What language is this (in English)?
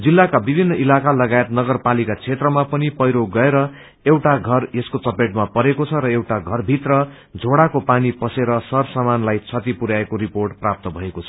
Nepali